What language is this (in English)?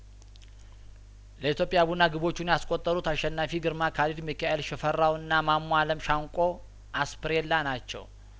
Amharic